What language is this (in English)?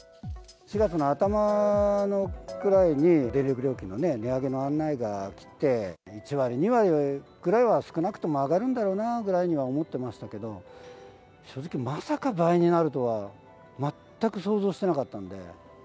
Japanese